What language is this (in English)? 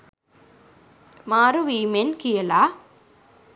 Sinhala